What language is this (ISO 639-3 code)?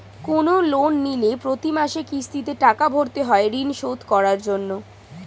ben